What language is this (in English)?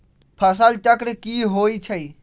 Magahi